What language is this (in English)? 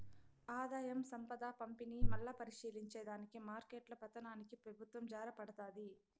Telugu